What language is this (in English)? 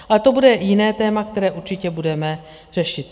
Czech